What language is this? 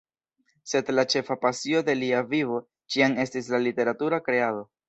Esperanto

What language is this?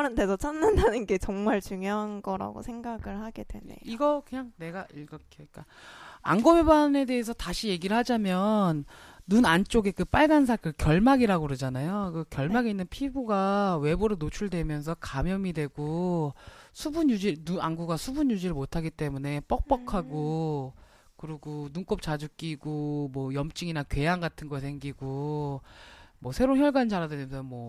Korean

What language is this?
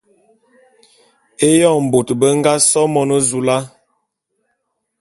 Bulu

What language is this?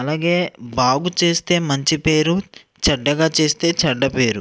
Telugu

